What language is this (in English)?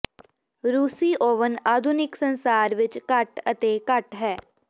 Punjabi